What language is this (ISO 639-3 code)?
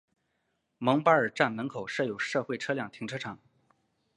zho